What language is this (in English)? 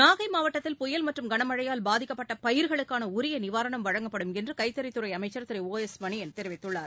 Tamil